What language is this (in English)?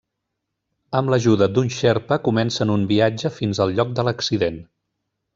Catalan